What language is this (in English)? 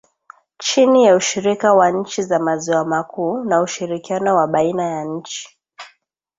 Swahili